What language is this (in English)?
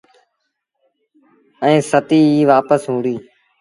Sindhi Bhil